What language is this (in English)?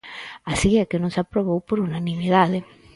Galician